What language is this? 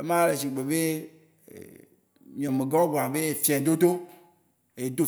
Waci Gbe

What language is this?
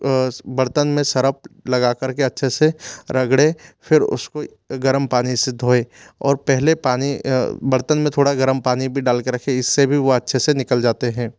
Hindi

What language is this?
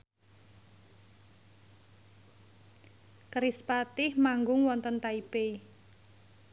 Javanese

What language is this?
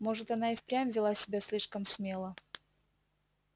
Russian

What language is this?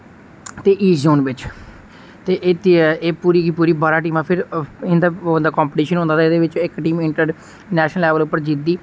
Dogri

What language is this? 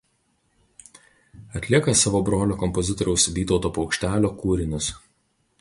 Lithuanian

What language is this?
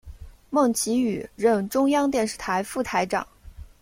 Chinese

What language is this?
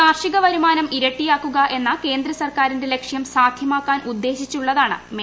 Malayalam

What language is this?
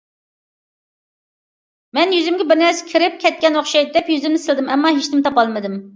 Uyghur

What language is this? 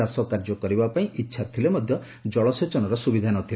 Odia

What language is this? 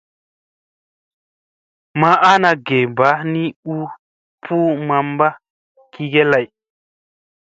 Musey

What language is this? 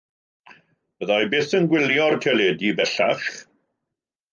Welsh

